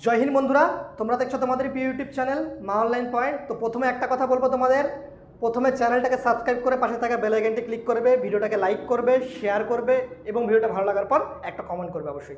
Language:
Bangla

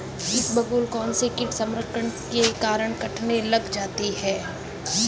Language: Hindi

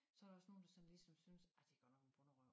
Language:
Danish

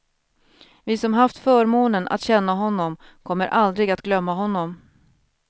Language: Swedish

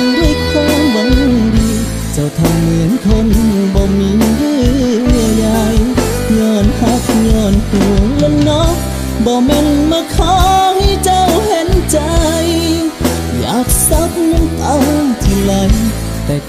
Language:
Thai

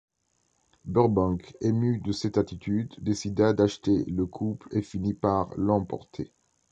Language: French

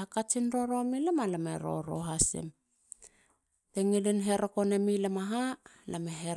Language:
Halia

